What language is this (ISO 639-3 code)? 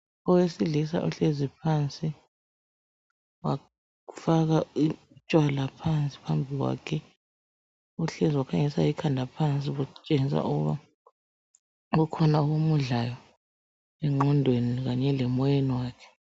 nde